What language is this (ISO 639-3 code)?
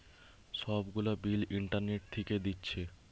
ben